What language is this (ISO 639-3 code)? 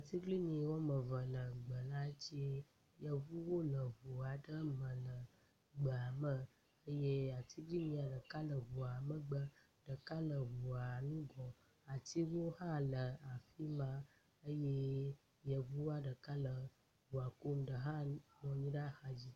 ewe